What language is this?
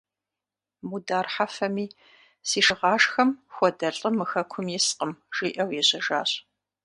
Kabardian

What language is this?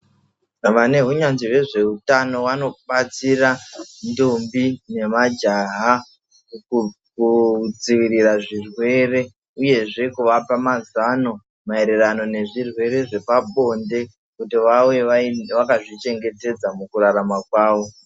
Ndau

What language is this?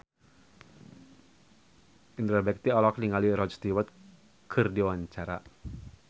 Sundanese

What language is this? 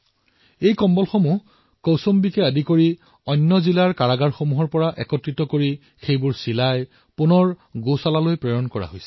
Assamese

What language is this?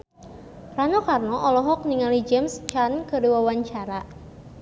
Sundanese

